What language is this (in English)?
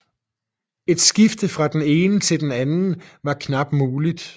Danish